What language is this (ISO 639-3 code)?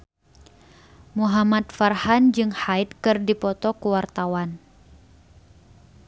sun